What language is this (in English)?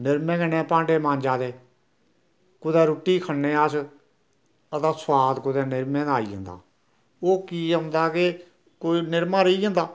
Dogri